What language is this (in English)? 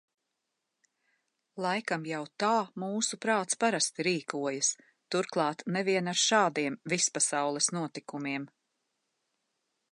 Latvian